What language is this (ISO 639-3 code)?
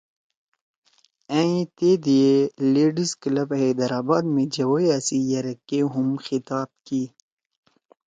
trw